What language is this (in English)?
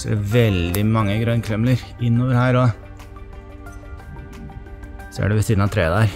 Norwegian